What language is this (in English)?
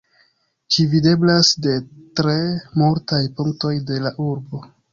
Esperanto